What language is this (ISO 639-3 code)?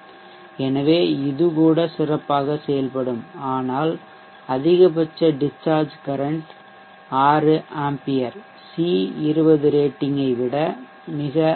tam